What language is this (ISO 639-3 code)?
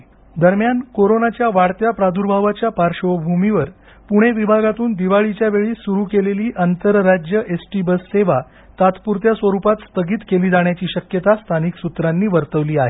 mar